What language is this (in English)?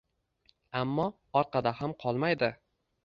Uzbek